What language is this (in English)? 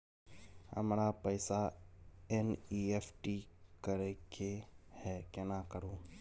Maithili